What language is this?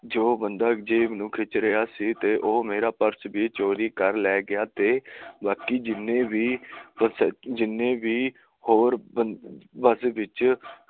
Punjabi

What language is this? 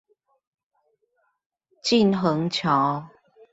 Chinese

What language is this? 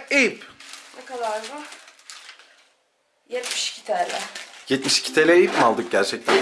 Turkish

